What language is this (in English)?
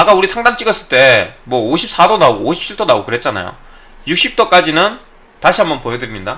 Korean